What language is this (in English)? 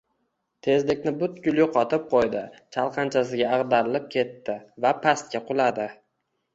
Uzbek